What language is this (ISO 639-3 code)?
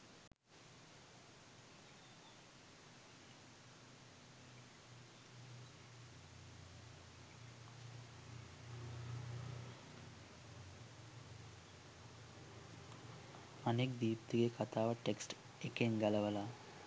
sin